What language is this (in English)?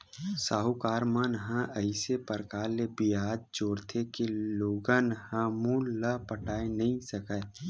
Chhattisgarhi